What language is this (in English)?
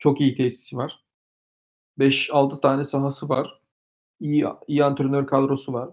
Turkish